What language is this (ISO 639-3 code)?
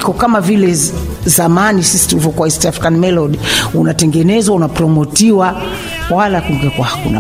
swa